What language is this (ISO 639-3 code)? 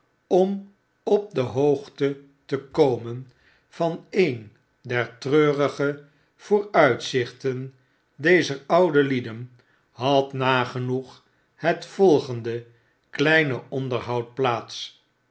nld